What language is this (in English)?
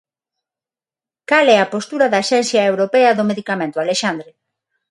Galician